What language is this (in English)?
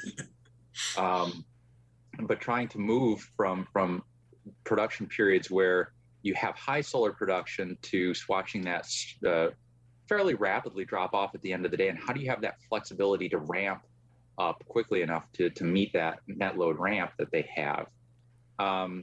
English